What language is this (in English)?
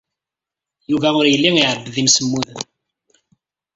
Kabyle